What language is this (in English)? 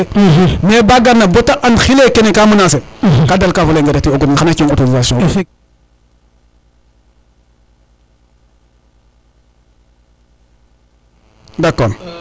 Serer